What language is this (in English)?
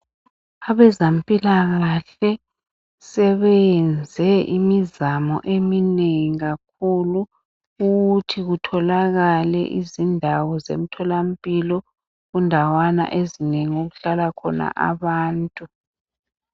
North Ndebele